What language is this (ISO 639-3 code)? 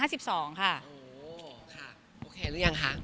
tha